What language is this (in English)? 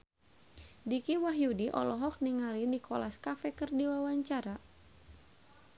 Sundanese